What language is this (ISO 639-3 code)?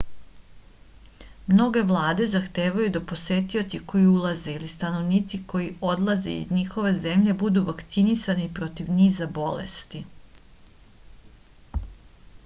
srp